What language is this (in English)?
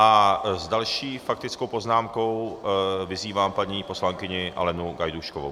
Czech